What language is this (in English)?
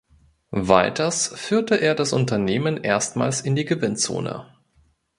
German